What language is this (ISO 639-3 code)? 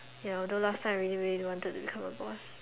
eng